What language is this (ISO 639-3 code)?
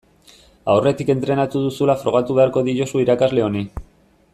eus